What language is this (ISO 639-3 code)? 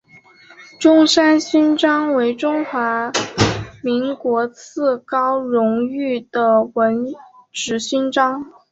zho